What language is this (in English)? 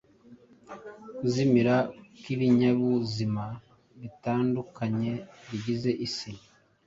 Kinyarwanda